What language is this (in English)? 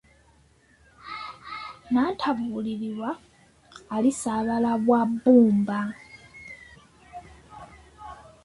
Ganda